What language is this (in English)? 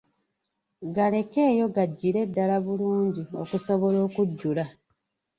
Ganda